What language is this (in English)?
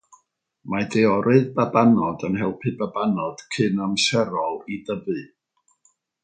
Welsh